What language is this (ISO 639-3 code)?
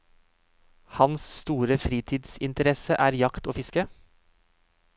nor